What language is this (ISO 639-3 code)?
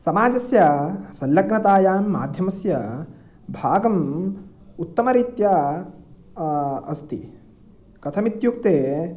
san